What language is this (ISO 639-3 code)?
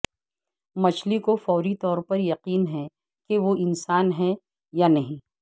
urd